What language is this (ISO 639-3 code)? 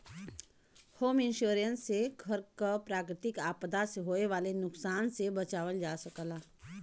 bho